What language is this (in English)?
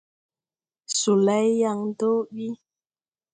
Tupuri